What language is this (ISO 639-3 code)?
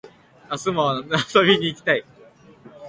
jpn